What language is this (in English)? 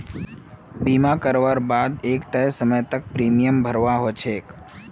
Magahi